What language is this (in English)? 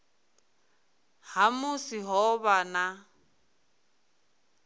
Venda